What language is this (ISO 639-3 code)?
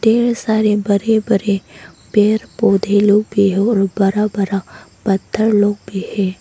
hin